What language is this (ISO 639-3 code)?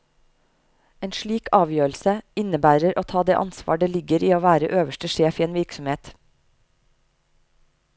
nor